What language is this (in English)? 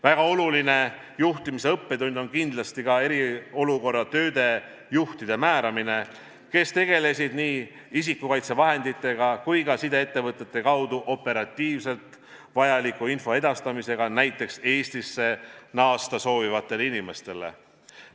Estonian